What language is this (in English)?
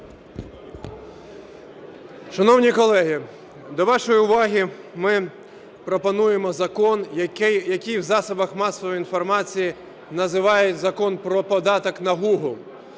Ukrainian